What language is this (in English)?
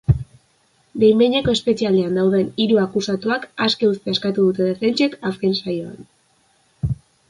Basque